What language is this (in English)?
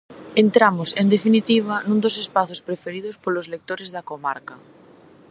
Galician